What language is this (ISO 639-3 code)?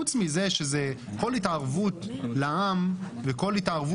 heb